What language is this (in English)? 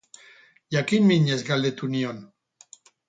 Basque